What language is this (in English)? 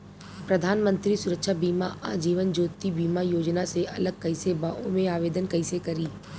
Bhojpuri